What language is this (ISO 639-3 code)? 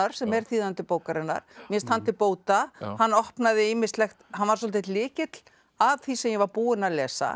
isl